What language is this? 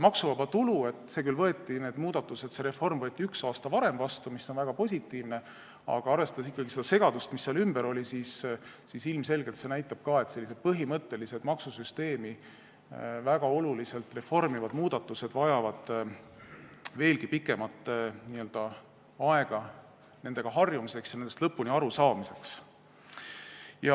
Estonian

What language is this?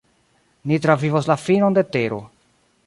Esperanto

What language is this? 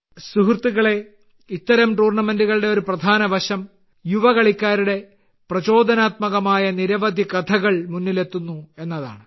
Malayalam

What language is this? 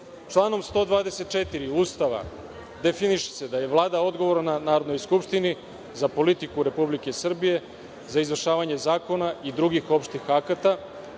Serbian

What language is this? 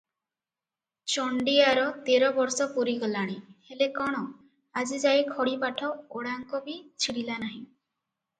Odia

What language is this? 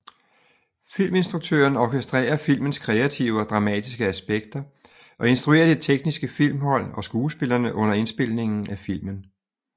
Danish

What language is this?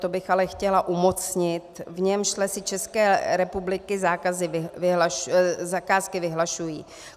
Czech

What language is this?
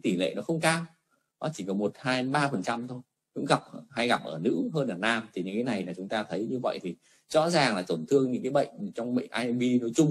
Vietnamese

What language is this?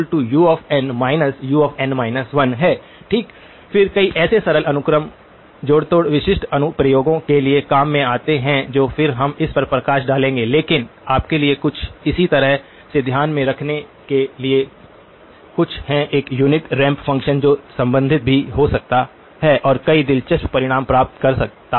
Hindi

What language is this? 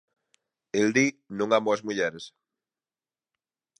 Galician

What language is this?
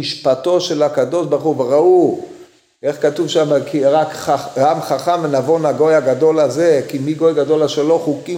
Hebrew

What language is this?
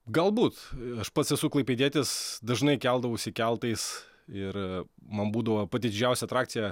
Lithuanian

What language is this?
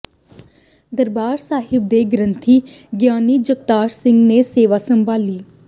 Punjabi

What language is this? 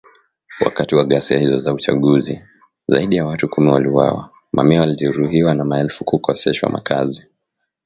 Swahili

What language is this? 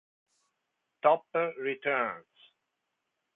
Italian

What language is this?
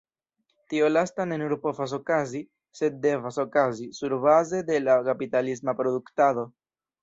Esperanto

